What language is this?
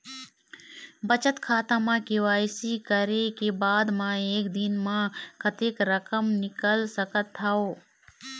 Chhattisgarhi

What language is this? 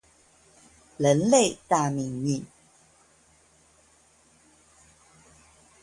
Chinese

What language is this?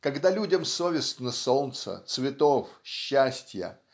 Russian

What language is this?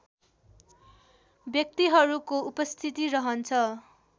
Nepali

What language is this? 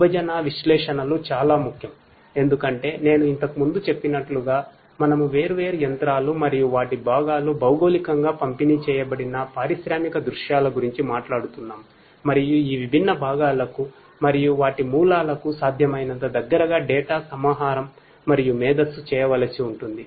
Telugu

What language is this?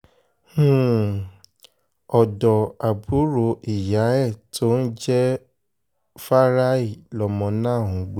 Yoruba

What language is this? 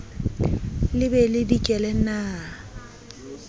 Southern Sotho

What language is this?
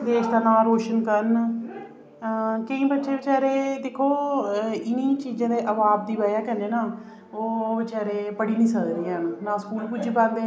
Dogri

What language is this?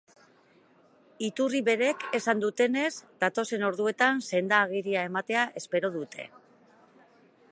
Basque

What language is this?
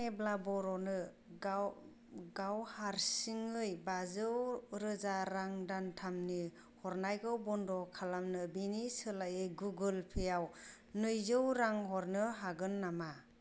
Bodo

